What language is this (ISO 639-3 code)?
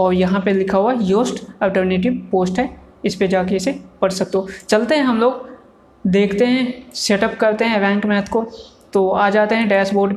hin